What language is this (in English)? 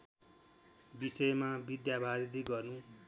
Nepali